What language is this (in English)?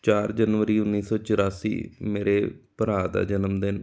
Punjabi